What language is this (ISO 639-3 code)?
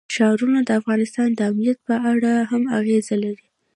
pus